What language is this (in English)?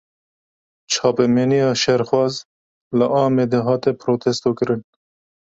Kurdish